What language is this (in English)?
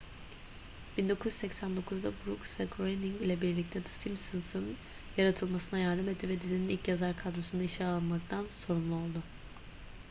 Turkish